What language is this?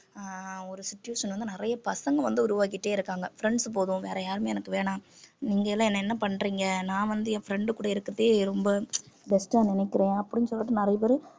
Tamil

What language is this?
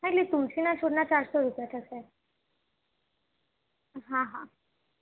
Gujarati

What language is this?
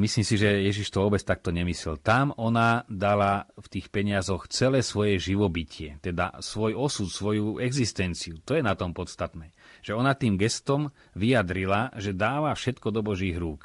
Slovak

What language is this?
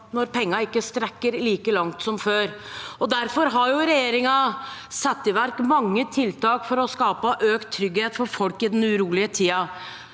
Norwegian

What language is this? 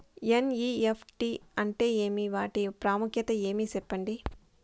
Telugu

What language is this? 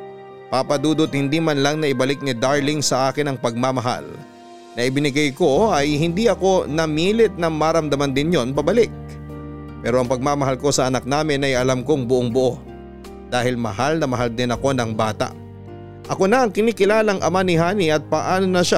Filipino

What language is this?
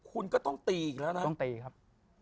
Thai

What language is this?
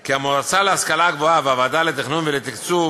Hebrew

